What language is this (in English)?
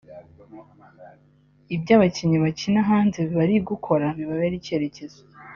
Kinyarwanda